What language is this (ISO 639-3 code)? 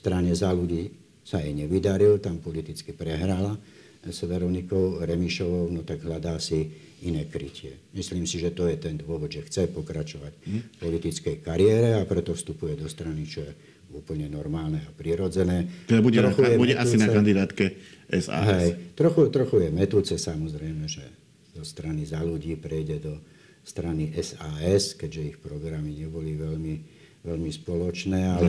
slk